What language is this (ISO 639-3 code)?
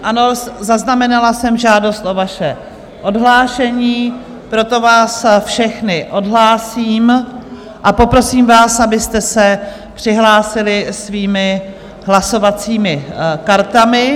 ces